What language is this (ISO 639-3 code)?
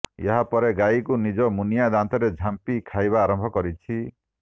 ori